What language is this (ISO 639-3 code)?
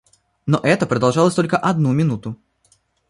rus